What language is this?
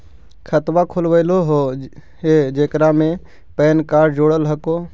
Magahi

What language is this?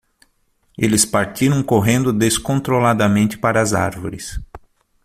Portuguese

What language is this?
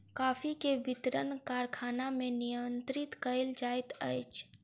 Maithili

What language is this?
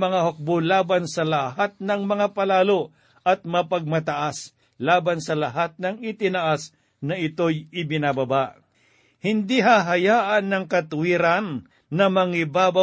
Filipino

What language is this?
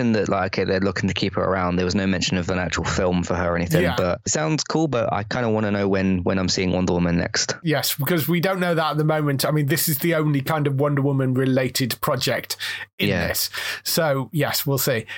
English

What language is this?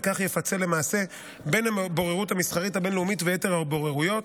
Hebrew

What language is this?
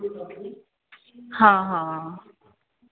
Punjabi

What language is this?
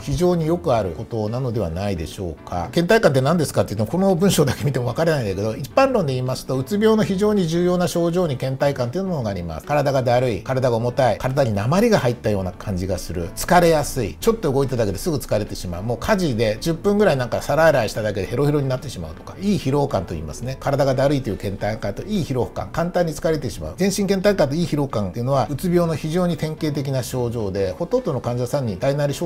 Japanese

